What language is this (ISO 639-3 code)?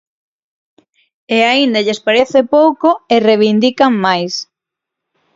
glg